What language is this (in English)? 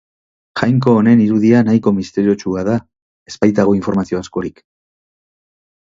Basque